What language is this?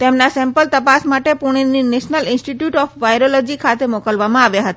Gujarati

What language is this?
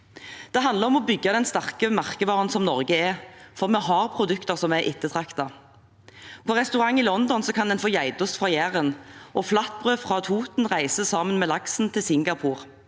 Norwegian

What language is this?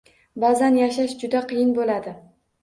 Uzbek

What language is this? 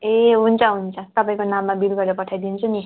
Nepali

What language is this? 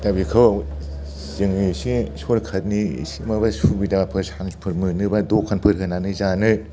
Bodo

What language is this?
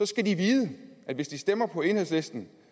Danish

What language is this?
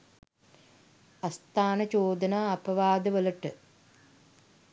Sinhala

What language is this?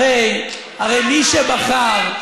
Hebrew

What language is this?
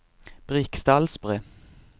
Norwegian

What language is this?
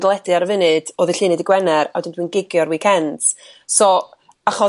Welsh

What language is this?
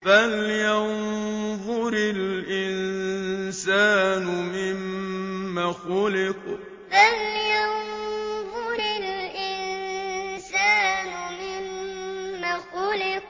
Arabic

